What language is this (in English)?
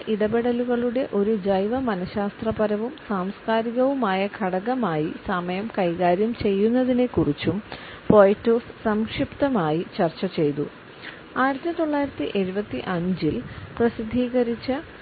Malayalam